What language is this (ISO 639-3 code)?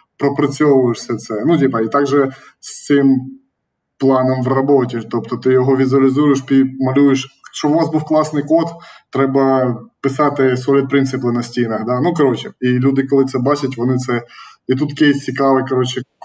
ukr